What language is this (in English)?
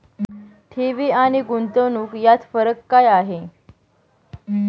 Marathi